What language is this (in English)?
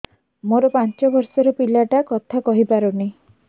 Odia